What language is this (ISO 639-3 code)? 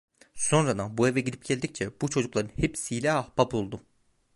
tur